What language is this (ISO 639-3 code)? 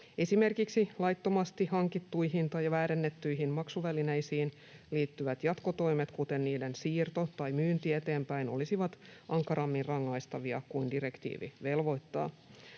fin